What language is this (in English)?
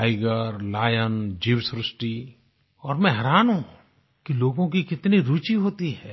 Hindi